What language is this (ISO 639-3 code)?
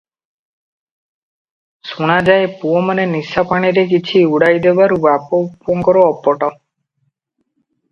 ori